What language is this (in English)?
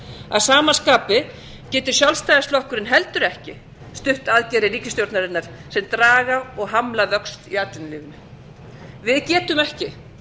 Icelandic